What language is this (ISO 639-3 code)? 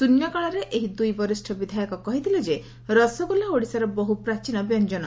ori